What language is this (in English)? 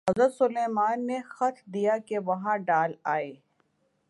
Urdu